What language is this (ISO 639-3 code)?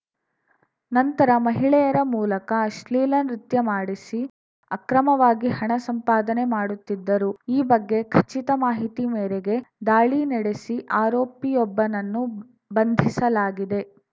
kan